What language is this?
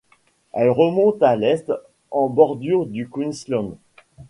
French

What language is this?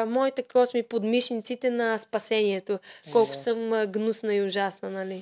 Bulgarian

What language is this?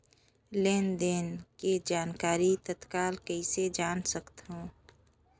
Chhattisgarhi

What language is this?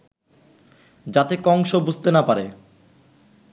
Bangla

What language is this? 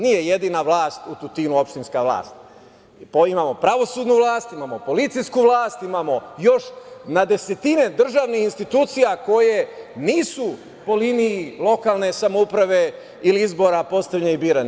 Serbian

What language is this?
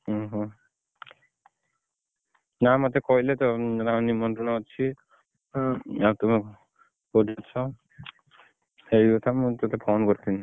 Odia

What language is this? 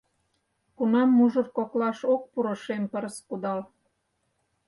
Mari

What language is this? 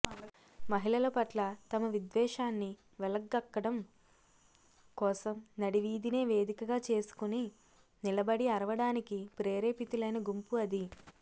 Telugu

